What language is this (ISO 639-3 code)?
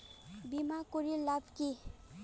ben